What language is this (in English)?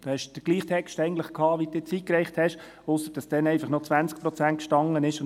Swiss German